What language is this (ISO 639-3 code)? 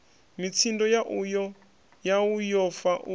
ven